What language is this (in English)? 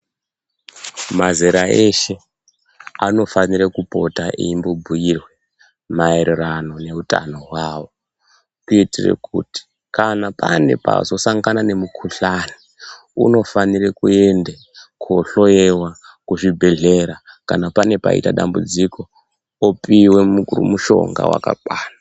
Ndau